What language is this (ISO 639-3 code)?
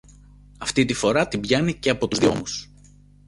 ell